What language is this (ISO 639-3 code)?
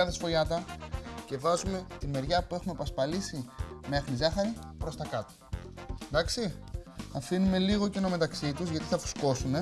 ell